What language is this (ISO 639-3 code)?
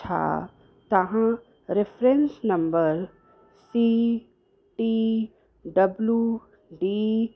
snd